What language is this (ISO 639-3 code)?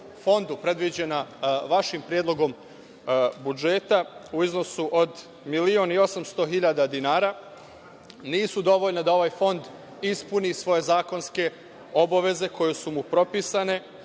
srp